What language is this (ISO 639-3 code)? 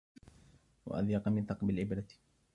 ara